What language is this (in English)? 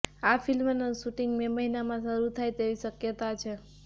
Gujarati